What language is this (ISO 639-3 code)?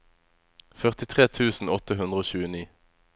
nor